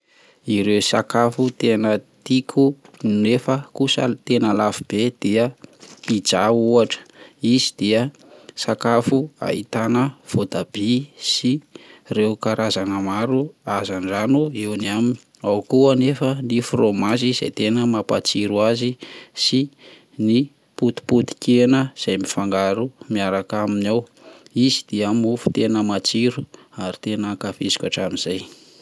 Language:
Malagasy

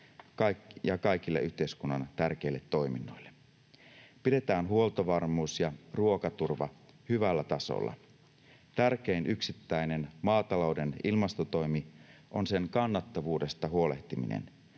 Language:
Finnish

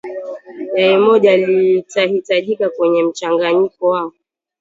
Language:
Swahili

